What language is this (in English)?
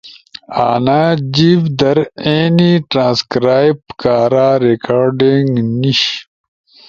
Ushojo